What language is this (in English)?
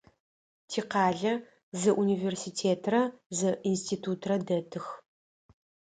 Adyghe